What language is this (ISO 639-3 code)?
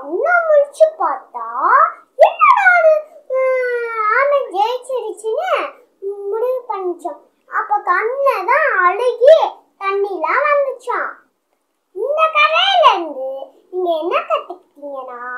kor